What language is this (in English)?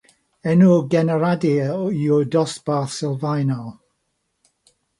Welsh